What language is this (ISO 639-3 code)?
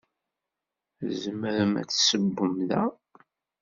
kab